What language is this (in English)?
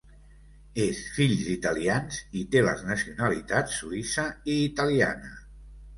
Catalan